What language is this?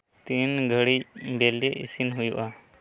Santali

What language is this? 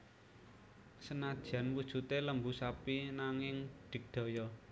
Javanese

